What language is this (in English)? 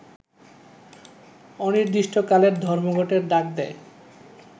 Bangla